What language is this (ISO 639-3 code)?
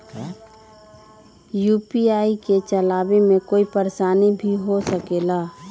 mag